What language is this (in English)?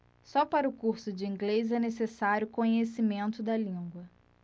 Portuguese